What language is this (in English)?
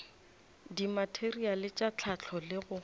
Northern Sotho